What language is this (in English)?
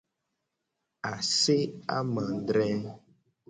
Gen